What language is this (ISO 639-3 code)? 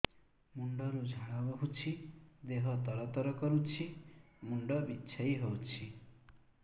ori